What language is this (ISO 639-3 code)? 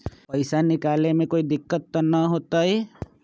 mag